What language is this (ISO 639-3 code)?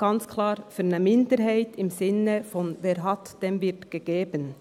gsw